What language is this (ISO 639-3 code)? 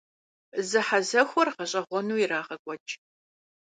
kbd